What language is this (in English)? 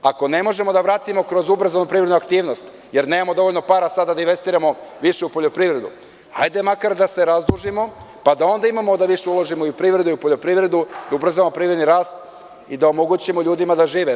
Serbian